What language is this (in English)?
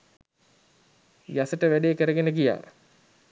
Sinhala